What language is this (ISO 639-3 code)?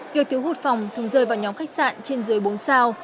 vie